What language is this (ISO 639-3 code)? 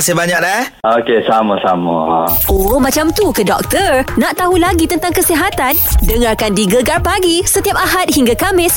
msa